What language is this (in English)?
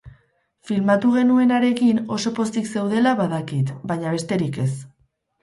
Basque